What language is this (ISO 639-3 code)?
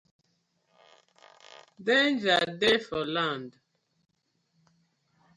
pcm